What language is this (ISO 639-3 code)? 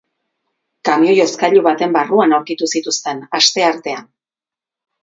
eus